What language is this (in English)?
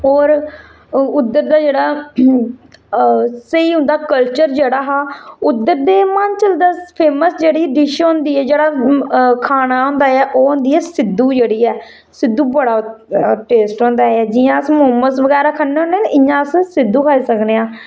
Dogri